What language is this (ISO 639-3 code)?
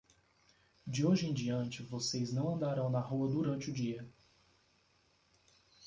por